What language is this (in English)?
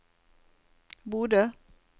Norwegian